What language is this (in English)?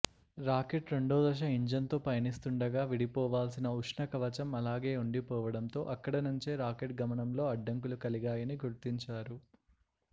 Telugu